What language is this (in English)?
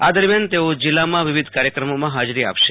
Gujarati